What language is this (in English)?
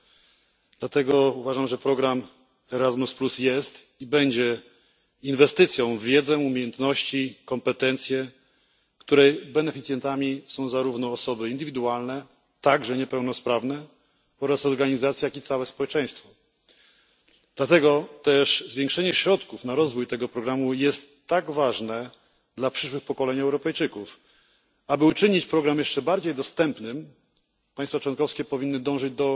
Polish